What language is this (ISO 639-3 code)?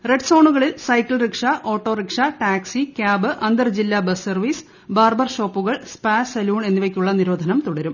mal